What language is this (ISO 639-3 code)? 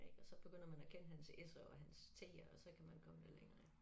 dan